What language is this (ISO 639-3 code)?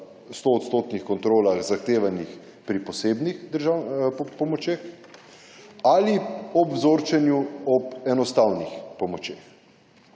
slv